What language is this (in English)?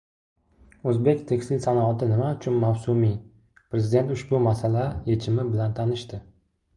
Uzbek